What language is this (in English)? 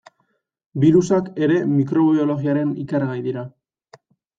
Basque